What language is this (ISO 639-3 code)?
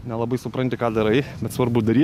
lit